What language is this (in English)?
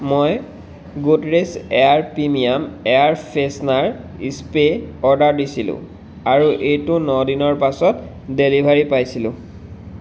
Assamese